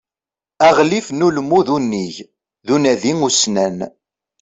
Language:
Kabyle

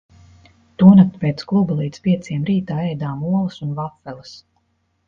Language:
Latvian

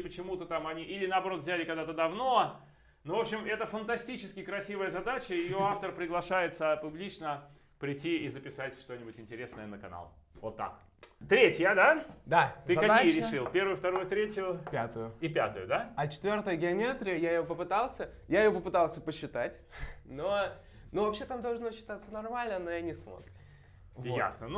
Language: Russian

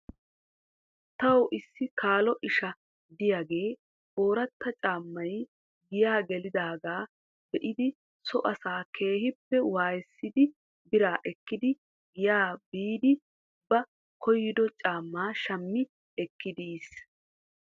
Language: Wolaytta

